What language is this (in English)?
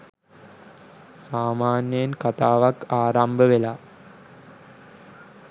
Sinhala